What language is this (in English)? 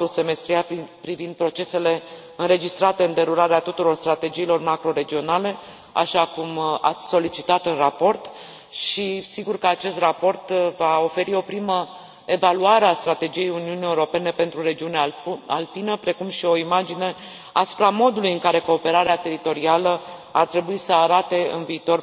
Romanian